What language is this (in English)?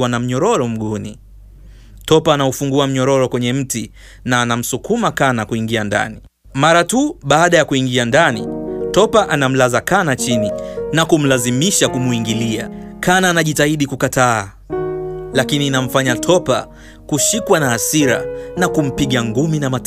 Swahili